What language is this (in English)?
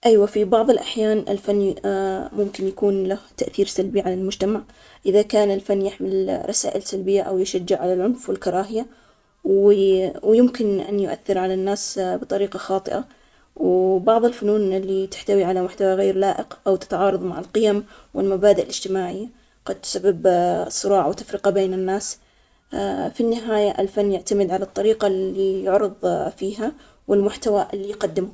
Omani Arabic